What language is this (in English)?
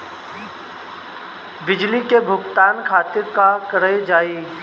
Bhojpuri